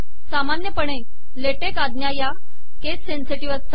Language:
Marathi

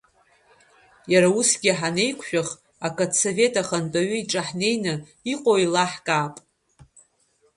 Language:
Abkhazian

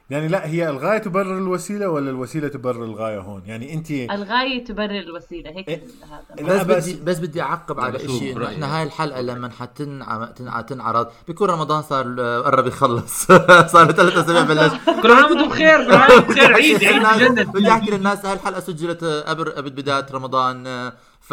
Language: Arabic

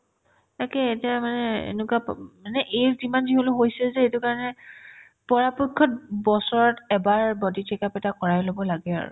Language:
Assamese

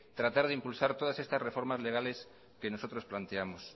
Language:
Spanish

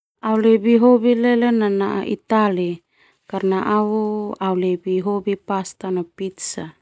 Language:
Termanu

